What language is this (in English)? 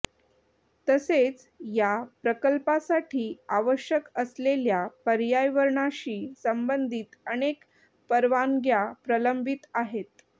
Marathi